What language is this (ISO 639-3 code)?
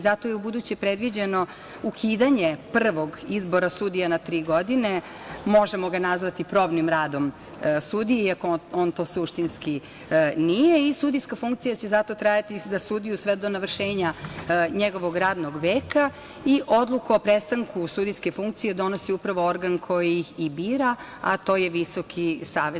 srp